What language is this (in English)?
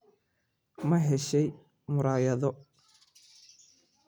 Somali